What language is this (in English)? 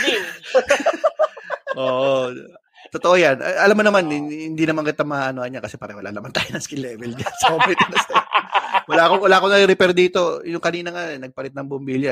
Filipino